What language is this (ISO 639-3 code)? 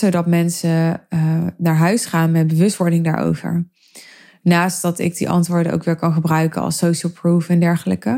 nld